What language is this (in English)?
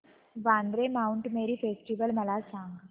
Marathi